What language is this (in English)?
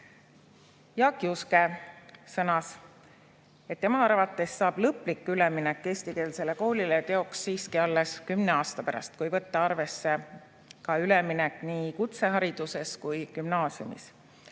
Estonian